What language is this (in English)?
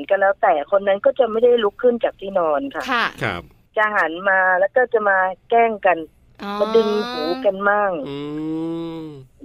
Thai